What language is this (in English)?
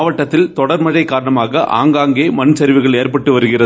Tamil